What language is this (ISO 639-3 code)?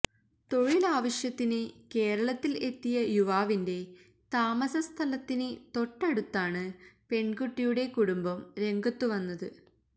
mal